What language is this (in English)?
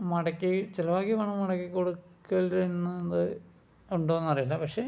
Malayalam